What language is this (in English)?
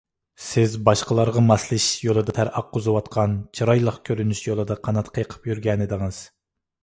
Uyghur